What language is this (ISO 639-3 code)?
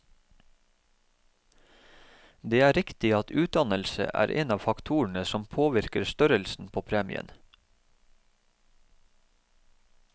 nor